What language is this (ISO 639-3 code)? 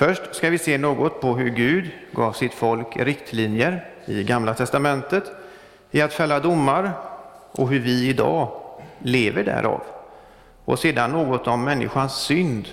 swe